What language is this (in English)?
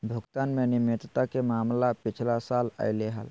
Magahi